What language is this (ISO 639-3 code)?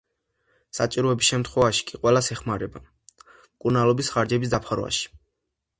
kat